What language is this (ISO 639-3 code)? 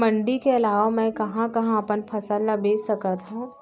hne